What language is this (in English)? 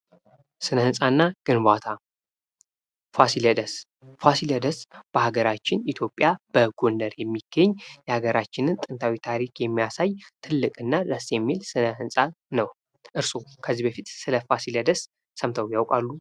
Amharic